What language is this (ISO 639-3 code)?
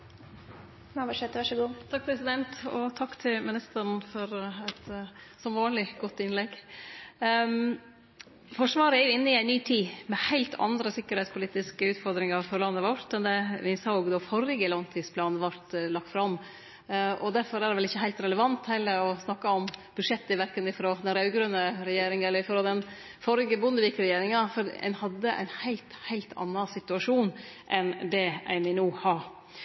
nor